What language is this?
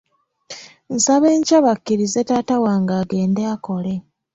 Ganda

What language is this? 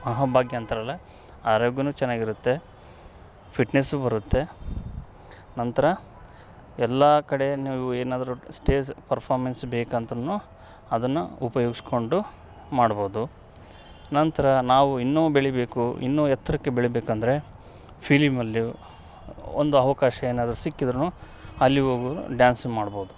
Kannada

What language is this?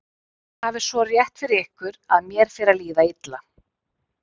Icelandic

